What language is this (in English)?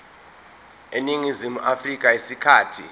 Zulu